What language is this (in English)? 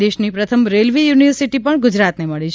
Gujarati